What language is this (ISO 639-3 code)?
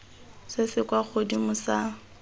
tsn